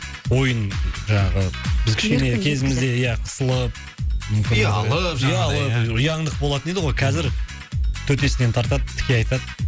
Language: Kazakh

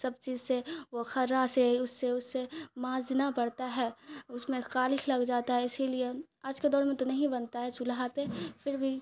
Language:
Urdu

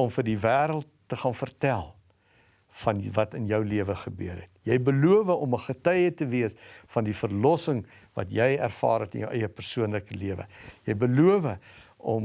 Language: Dutch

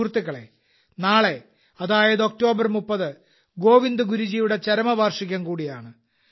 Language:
Malayalam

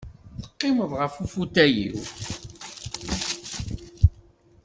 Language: Kabyle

